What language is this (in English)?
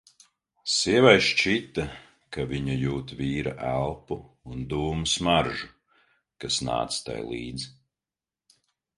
Latvian